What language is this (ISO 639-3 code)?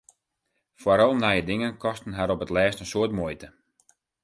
fry